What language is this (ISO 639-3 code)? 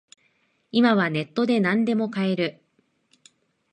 jpn